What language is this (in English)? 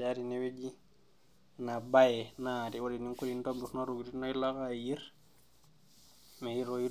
Masai